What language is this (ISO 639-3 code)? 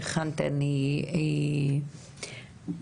heb